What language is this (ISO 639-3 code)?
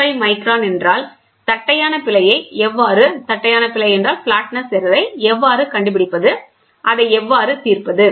tam